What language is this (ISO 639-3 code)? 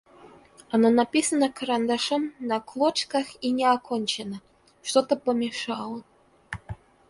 rus